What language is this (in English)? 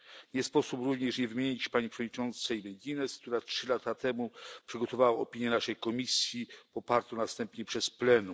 Polish